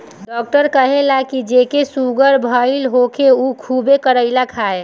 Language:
Bhojpuri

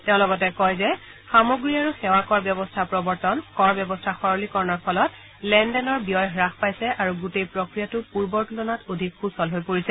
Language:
Assamese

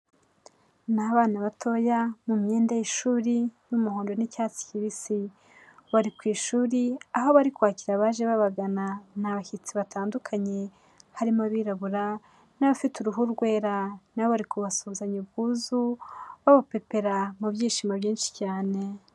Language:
Kinyarwanda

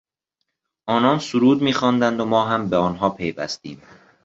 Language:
Persian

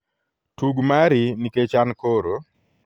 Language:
Luo (Kenya and Tanzania)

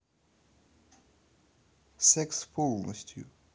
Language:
Russian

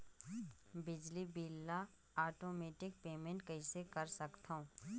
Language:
Chhattisgarhi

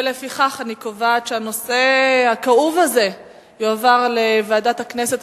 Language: Hebrew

